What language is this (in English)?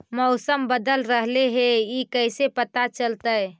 Magahi